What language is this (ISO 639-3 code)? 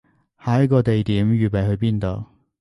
yue